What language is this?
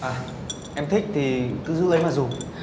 Vietnamese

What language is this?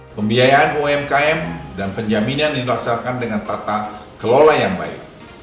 Indonesian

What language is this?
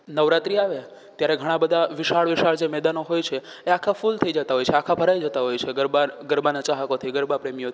Gujarati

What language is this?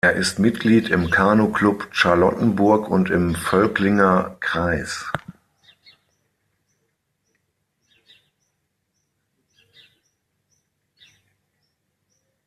German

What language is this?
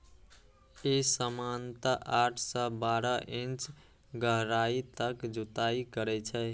Maithili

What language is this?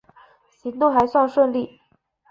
Chinese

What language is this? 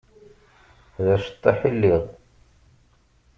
Kabyle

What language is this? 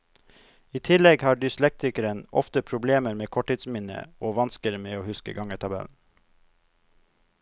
Norwegian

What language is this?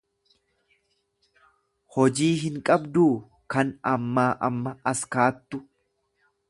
Oromo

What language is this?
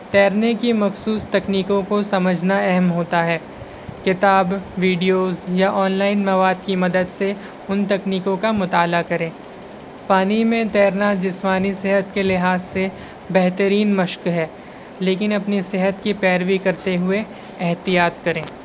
Urdu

